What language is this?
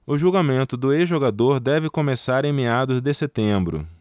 Portuguese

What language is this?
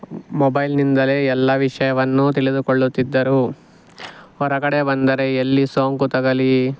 Kannada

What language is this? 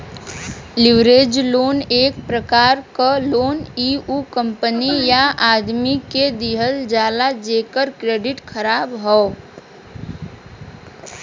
Bhojpuri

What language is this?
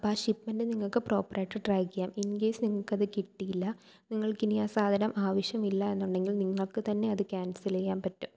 Malayalam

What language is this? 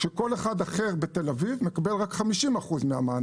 Hebrew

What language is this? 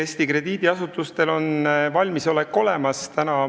Estonian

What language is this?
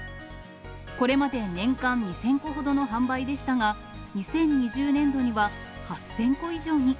Japanese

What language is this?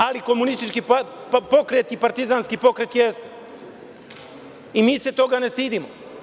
Serbian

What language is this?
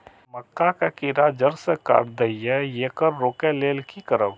Maithili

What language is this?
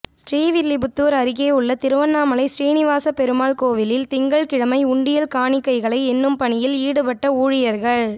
Tamil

